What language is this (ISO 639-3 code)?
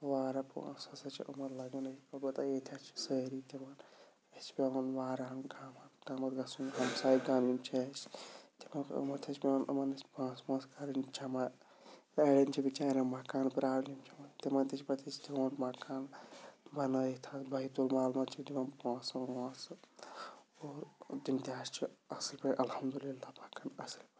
kas